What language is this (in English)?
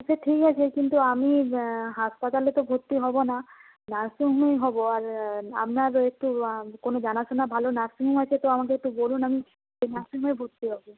Bangla